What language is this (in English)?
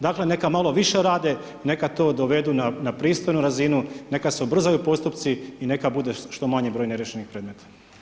Croatian